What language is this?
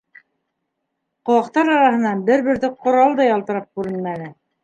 Bashkir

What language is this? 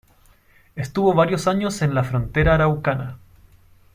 Spanish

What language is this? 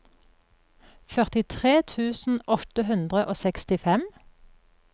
Norwegian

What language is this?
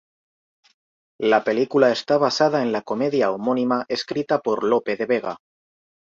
Spanish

